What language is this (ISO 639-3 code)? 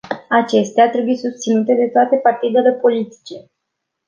ron